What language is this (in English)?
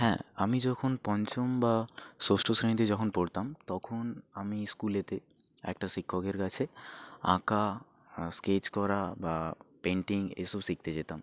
Bangla